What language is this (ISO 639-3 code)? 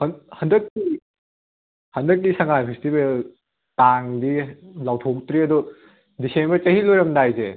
mni